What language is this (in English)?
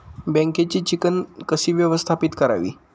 Marathi